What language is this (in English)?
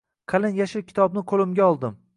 Uzbek